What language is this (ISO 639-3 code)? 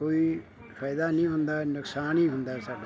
pan